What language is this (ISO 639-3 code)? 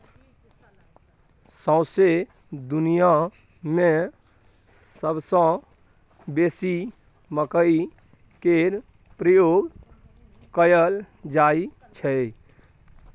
mai